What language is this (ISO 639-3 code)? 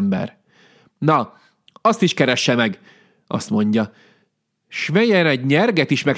hun